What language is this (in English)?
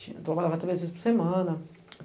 Portuguese